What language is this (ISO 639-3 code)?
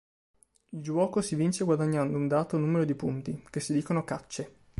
ita